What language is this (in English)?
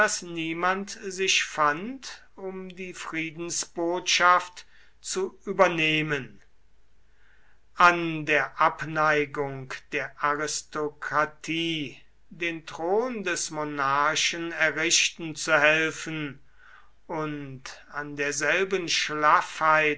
German